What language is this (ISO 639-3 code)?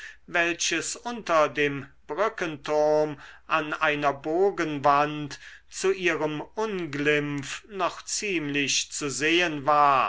deu